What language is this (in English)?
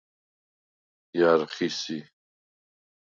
Svan